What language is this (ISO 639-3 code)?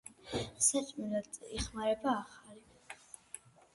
kat